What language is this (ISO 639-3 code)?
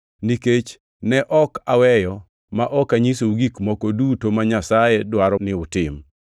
luo